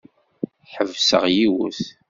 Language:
Kabyle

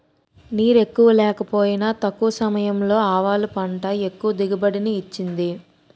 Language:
Telugu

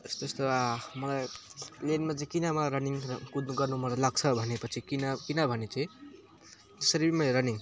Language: Nepali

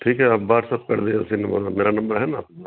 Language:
Urdu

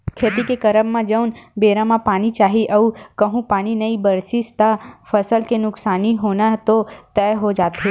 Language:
Chhattisgarhi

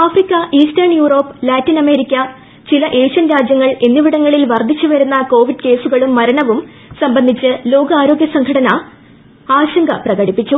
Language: Malayalam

